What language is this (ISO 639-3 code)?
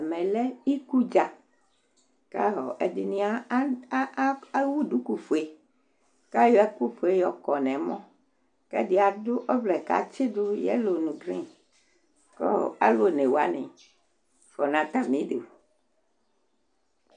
kpo